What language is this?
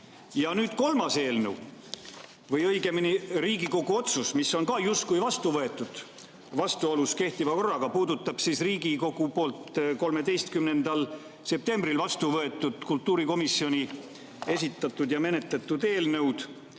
Estonian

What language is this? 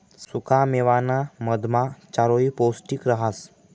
Marathi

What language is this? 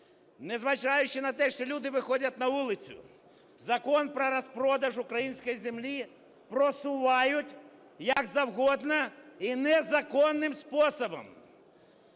Ukrainian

